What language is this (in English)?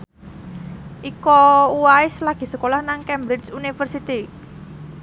Javanese